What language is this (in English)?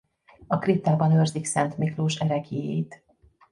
Hungarian